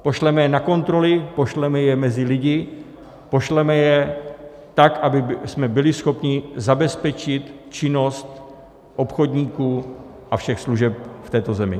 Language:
Czech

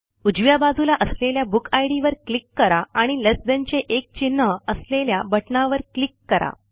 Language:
Marathi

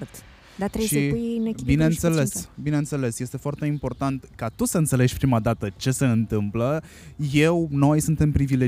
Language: Romanian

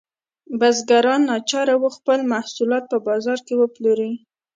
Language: Pashto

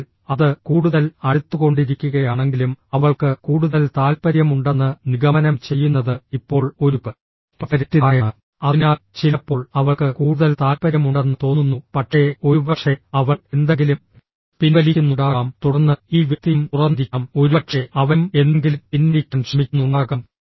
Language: Malayalam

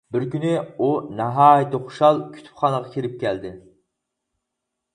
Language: Uyghur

